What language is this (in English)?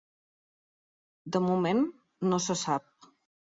Catalan